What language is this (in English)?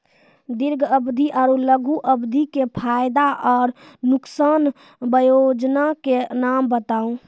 Maithili